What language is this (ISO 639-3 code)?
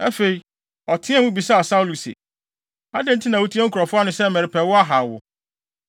aka